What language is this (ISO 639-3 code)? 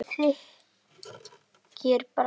isl